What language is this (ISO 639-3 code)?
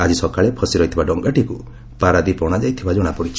ori